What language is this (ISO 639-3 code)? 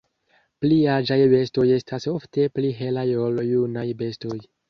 epo